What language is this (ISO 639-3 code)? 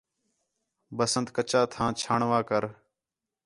xhe